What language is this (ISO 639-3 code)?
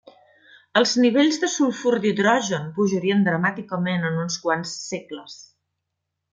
cat